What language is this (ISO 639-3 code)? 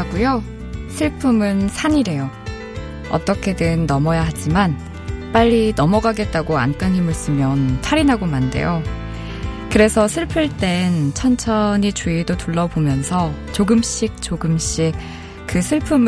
kor